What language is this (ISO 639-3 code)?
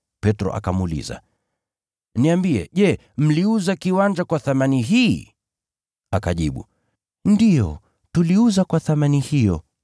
swa